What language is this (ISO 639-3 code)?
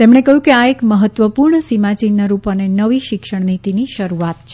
guj